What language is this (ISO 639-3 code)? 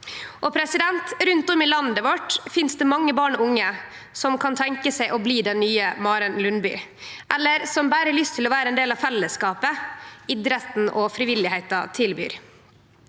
nor